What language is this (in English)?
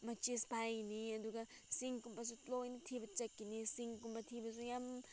Manipuri